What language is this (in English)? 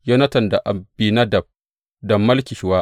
Hausa